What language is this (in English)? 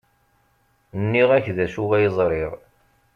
Kabyle